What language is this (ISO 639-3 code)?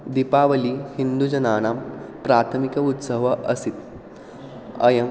san